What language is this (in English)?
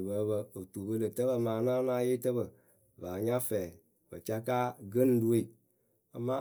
Akebu